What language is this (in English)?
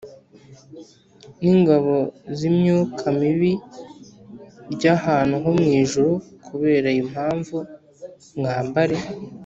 Kinyarwanda